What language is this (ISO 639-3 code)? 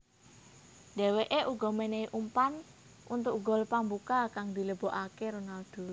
jav